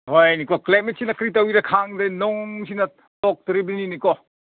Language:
Manipuri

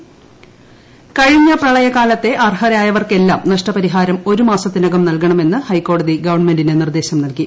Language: Malayalam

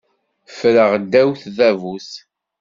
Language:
Kabyle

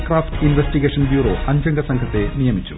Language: Malayalam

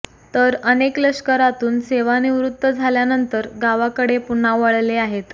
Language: Marathi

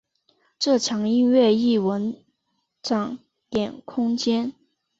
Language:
Chinese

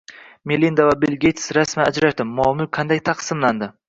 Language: Uzbek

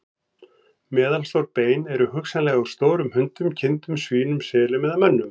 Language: Icelandic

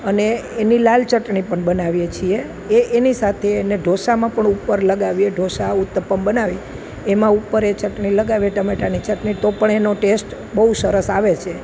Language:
Gujarati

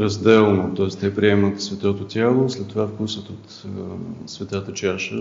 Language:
Bulgarian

